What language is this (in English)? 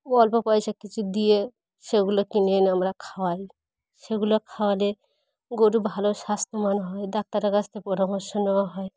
Bangla